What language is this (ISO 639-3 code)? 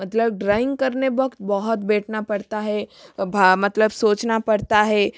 hin